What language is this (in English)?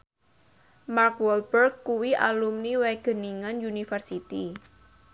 Javanese